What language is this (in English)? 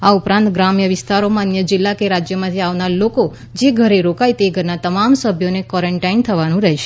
Gujarati